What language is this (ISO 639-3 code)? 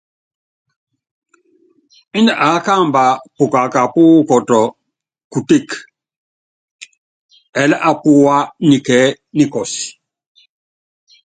yav